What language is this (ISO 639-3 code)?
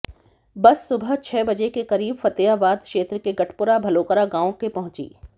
hin